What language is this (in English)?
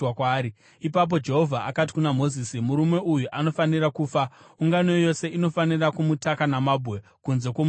Shona